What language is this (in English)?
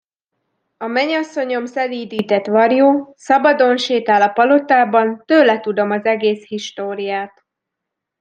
Hungarian